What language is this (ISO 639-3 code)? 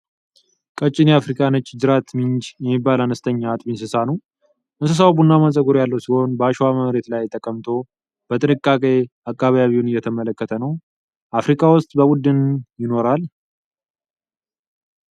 amh